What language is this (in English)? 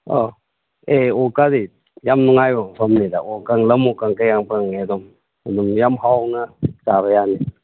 Manipuri